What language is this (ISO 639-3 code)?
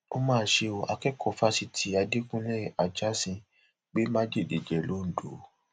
yor